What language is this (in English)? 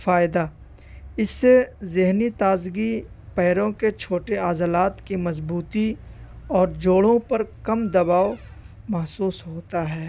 Urdu